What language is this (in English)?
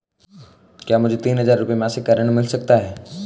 Hindi